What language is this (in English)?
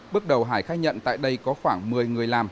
Vietnamese